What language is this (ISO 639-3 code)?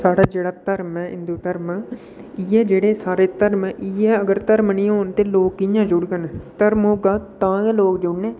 doi